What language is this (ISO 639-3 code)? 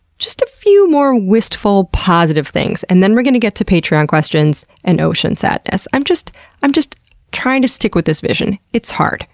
eng